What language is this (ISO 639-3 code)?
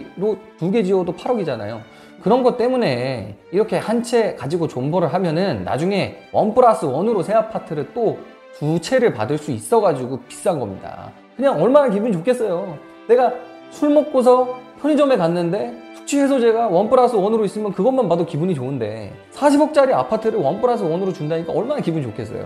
kor